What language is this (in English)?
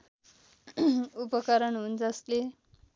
Nepali